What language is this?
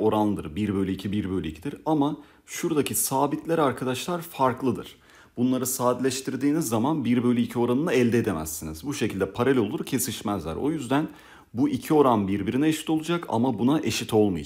Turkish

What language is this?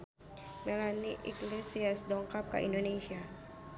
Sundanese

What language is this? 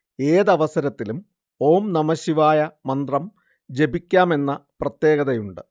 Malayalam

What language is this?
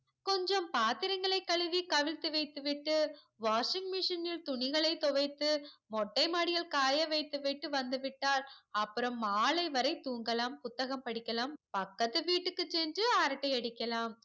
Tamil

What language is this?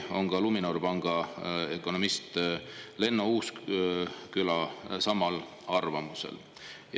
Estonian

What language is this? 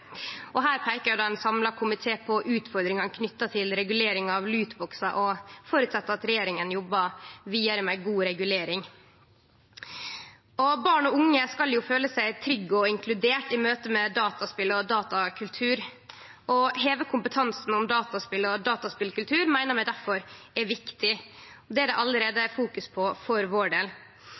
Norwegian Nynorsk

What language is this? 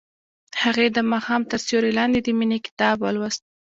Pashto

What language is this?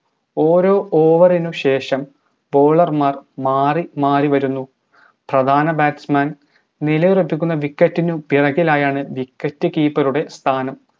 Malayalam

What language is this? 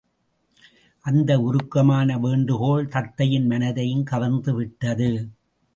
Tamil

